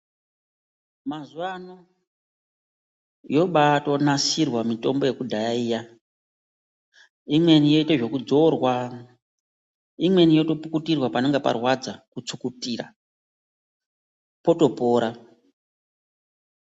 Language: Ndau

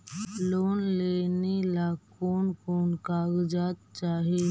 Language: Magahi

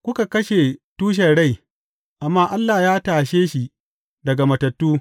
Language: Hausa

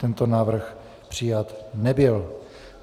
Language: Czech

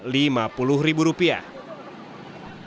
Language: Indonesian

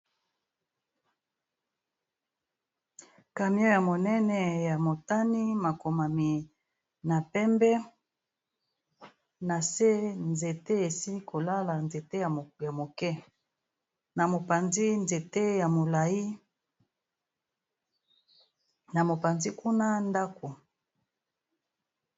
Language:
Lingala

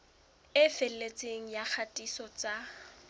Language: Southern Sotho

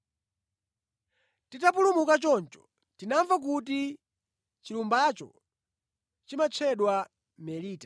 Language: Nyanja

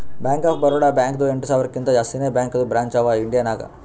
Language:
Kannada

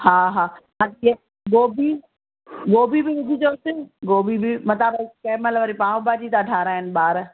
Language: Sindhi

